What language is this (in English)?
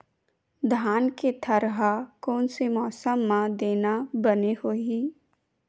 Chhattisgarhi